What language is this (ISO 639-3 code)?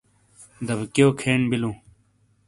scl